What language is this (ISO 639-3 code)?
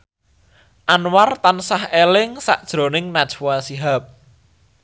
jav